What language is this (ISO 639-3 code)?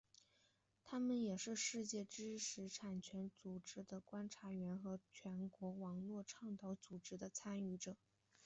zho